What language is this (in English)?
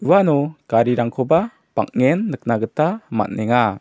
Garo